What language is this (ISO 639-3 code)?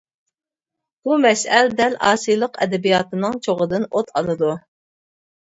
uig